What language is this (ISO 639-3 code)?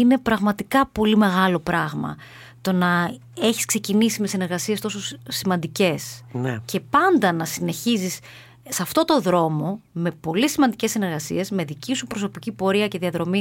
ell